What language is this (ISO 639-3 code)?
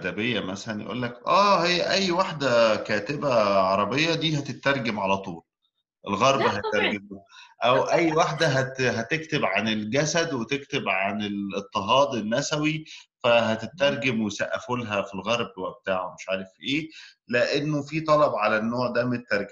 ara